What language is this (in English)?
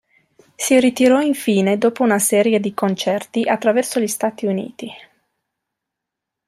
Italian